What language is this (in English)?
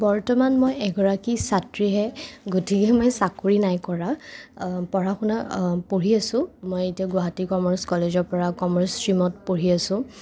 Assamese